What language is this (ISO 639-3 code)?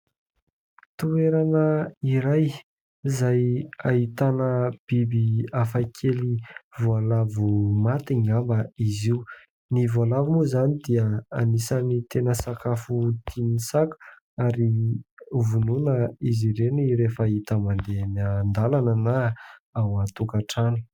mlg